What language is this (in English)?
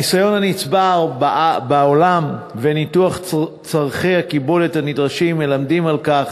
Hebrew